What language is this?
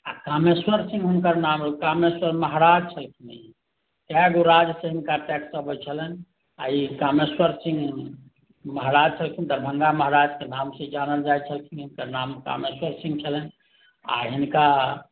Maithili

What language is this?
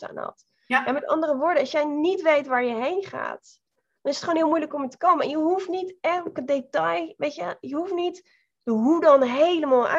Dutch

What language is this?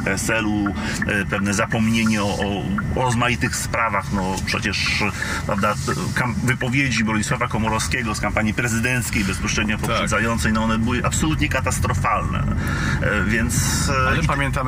Polish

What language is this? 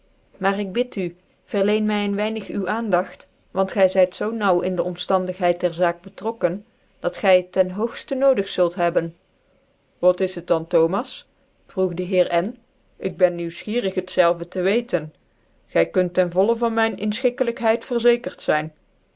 Dutch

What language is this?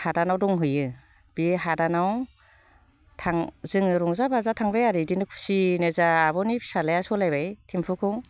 Bodo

